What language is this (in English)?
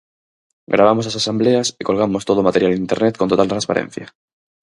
Galician